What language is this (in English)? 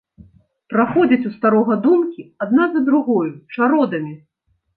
Belarusian